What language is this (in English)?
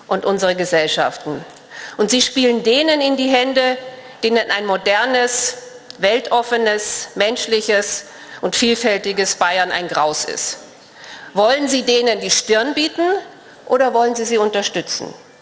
German